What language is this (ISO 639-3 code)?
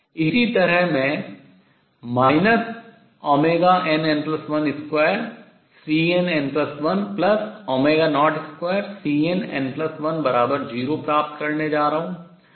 hin